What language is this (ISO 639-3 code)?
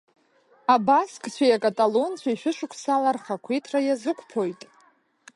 abk